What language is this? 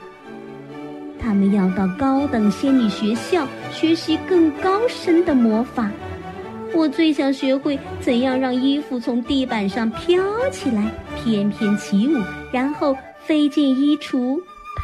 Chinese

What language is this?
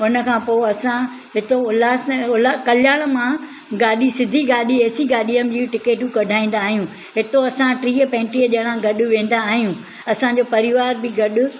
Sindhi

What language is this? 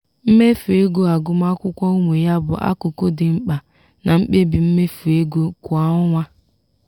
Igbo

